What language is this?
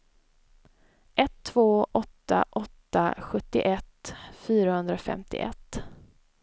Swedish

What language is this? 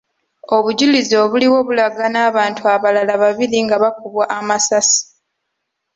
Ganda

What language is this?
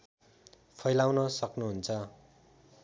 Nepali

